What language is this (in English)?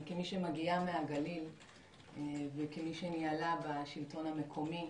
Hebrew